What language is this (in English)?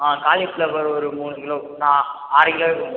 Tamil